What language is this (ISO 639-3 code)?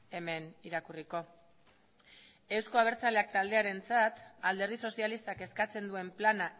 eus